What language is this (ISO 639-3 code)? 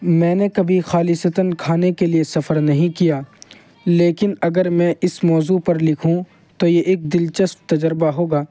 urd